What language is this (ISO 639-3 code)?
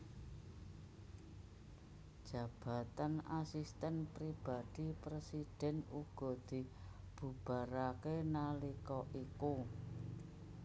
jav